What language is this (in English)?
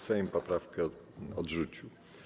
Polish